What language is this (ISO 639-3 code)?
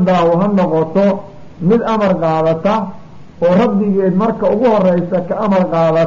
ara